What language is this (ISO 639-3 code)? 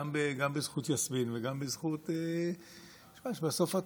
heb